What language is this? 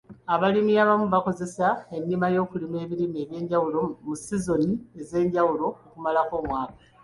Ganda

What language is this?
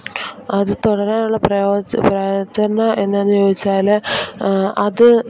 Malayalam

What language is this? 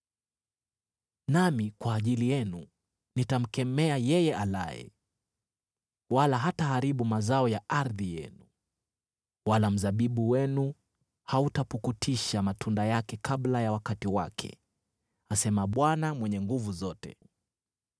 Swahili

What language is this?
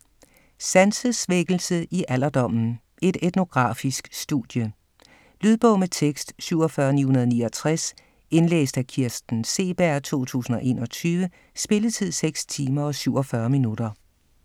Danish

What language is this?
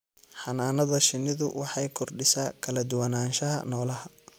Somali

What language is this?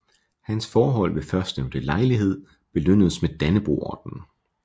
Danish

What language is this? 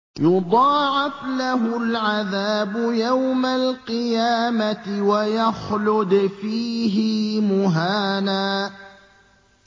Arabic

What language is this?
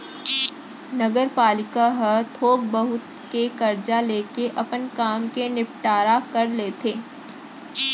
Chhattisgarhi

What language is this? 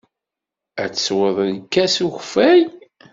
Kabyle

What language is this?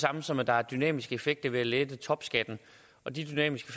Danish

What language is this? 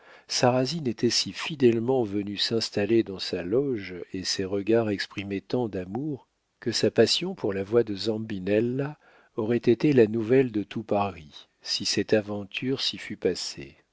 French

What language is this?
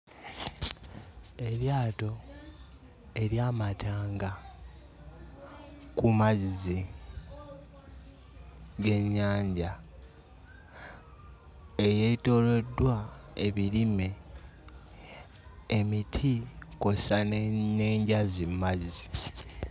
Ganda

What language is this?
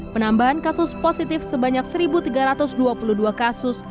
Indonesian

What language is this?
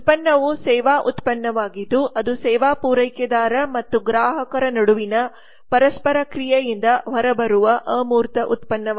Kannada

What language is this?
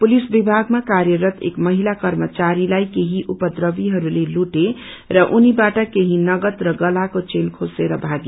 Nepali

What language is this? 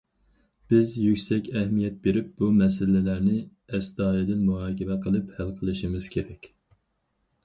Uyghur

